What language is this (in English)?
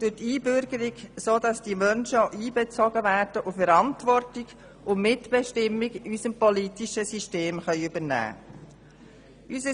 Swiss German